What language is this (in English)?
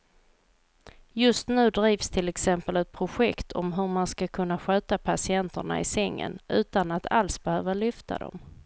Swedish